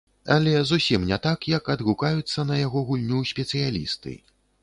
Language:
Belarusian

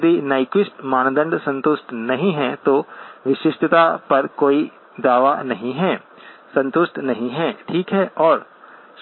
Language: Hindi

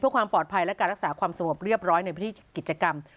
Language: Thai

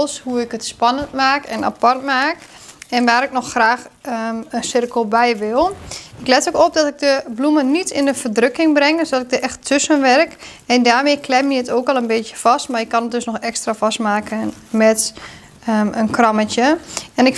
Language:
Dutch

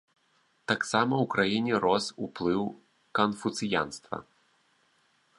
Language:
Belarusian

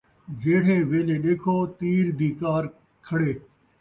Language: Saraiki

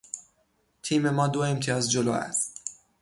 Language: Persian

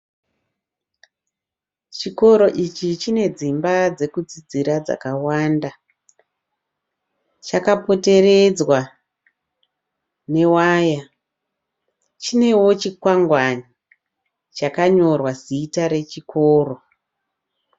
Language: Shona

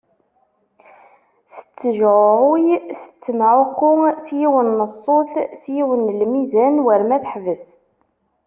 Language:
Kabyle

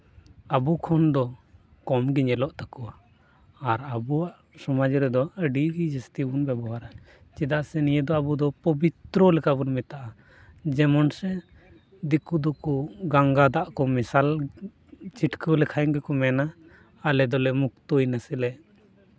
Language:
Santali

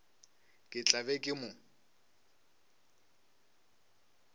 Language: Northern Sotho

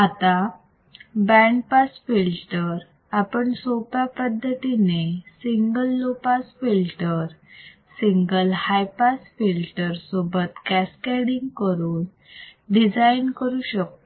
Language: Marathi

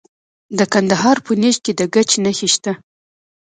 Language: Pashto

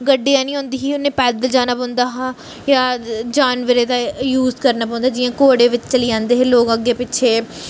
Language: Dogri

